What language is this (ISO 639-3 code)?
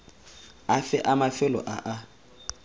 tsn